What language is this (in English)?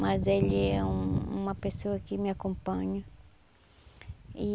Portuguese